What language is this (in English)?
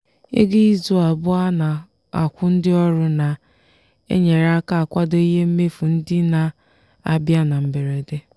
Igbo